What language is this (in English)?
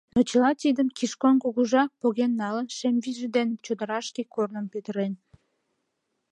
Mari